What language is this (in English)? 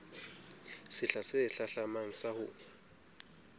Southern Sotho